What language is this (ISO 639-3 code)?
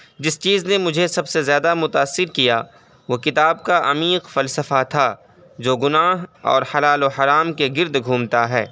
urd